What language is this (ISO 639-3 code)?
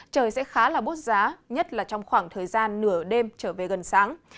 vie